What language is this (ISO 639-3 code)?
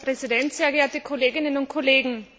deu